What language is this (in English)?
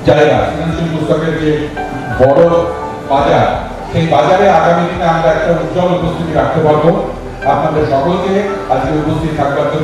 Korean